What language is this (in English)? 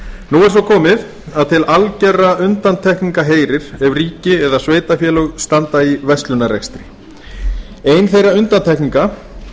Icelandic